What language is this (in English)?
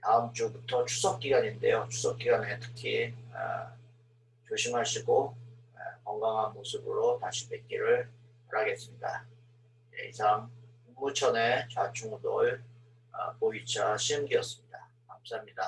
Korean